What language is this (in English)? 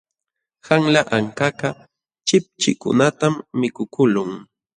Jauja Wanca Quechua